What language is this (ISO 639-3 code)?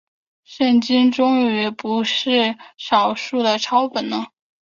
zho